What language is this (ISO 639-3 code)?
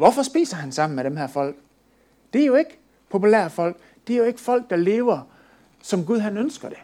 dan